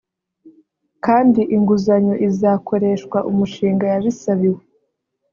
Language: Kinyarwanda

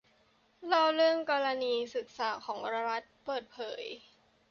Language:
Thai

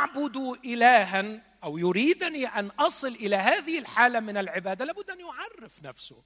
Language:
Arabic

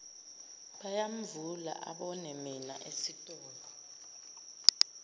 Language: Zulu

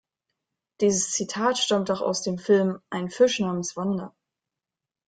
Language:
German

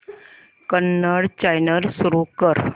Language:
Marathi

